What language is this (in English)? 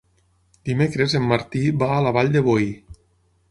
Catalan